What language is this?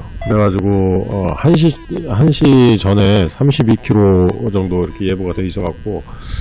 Korean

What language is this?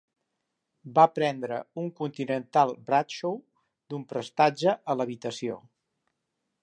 Catalan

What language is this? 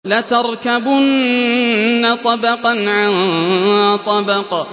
Arabic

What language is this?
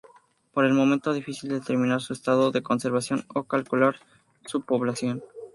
Spanish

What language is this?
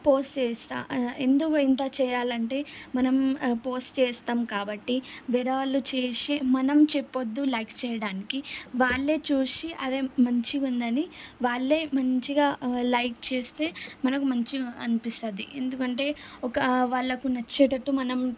Telugu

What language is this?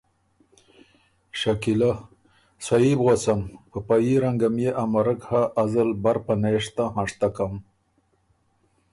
Ormuri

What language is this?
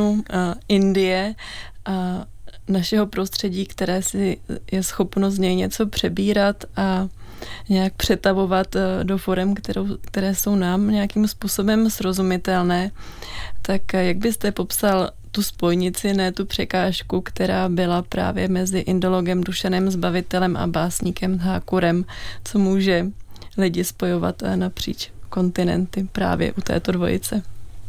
Czech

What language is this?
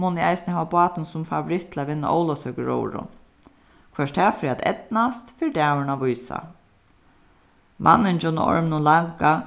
Faroese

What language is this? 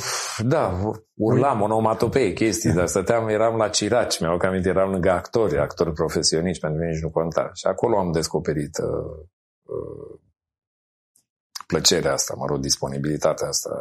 Romanian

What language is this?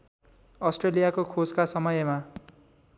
Nepali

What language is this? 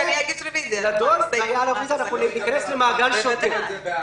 Hebrew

